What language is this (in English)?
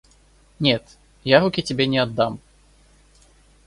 Russian